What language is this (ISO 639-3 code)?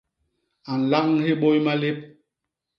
bas